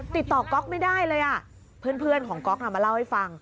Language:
Thai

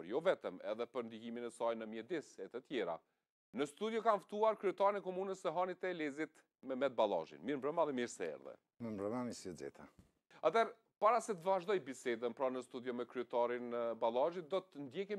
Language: Romanian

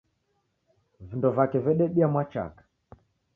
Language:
Taita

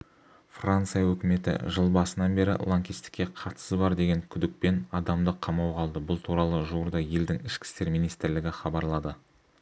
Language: Kazakh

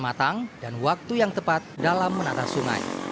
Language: Indonesian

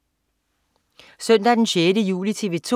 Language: Danish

